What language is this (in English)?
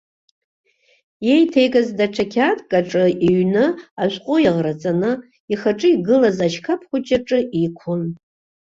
Abkhazian